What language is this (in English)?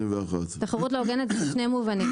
Hebrew